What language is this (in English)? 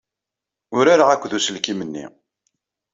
Kabyle